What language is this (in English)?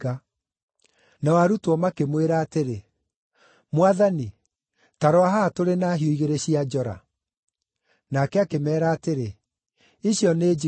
Kikuyu